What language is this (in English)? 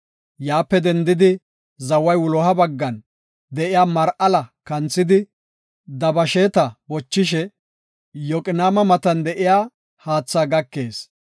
Gofa